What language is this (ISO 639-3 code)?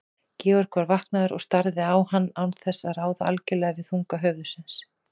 isl